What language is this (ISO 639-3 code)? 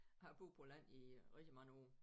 dan